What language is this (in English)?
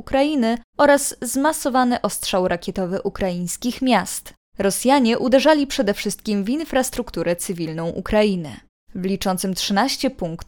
Polish